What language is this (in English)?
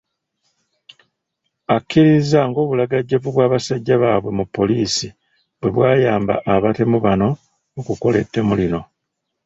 Ganda